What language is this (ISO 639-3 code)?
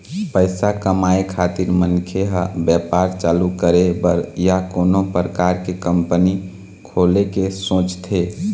hne